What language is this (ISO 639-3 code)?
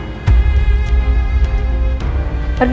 ind